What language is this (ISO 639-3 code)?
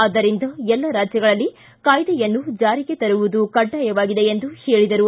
kan